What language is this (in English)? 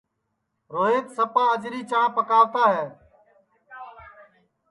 Sansi